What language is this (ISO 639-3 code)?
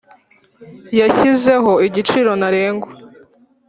kin